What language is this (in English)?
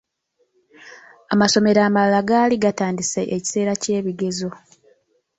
Ganda